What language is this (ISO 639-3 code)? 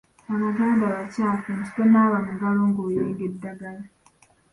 lug